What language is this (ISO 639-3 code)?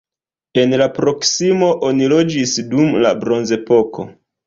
epo